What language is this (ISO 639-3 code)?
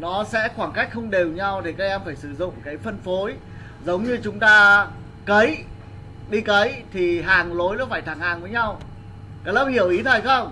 vie